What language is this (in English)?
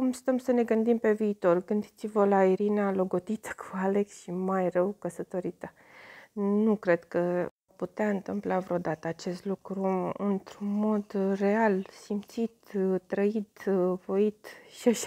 Romanian